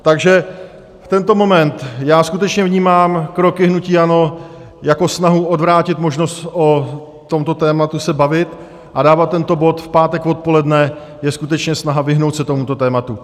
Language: Czech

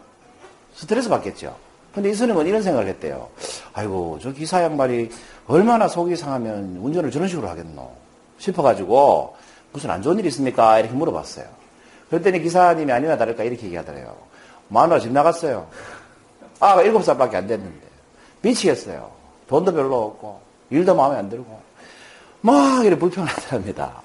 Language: Korean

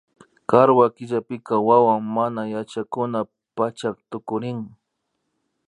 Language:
Imbabura Highland Quichua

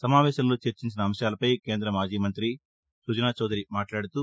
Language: Telugu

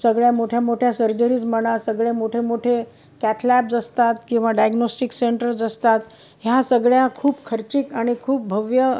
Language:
Marathi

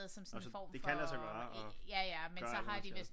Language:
Danish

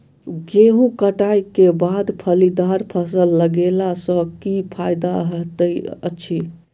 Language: Maithili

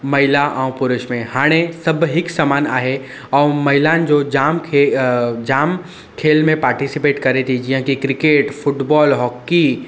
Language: Sindhi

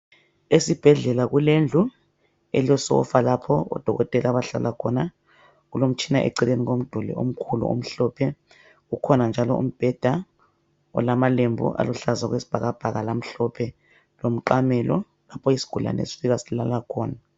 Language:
North Ndebele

